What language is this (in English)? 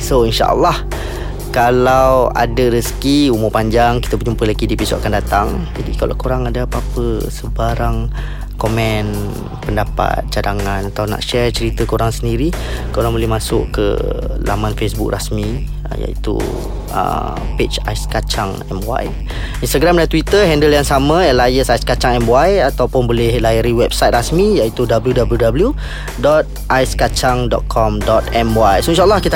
Malay